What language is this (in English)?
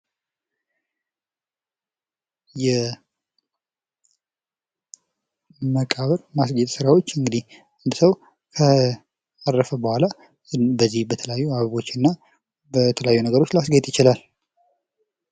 Amharic